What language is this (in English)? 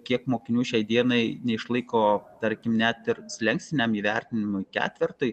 Lithuanian